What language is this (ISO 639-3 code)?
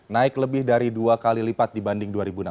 ind